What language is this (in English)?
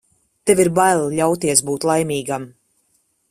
Latvian